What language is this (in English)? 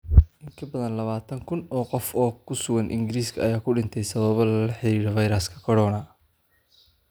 Somali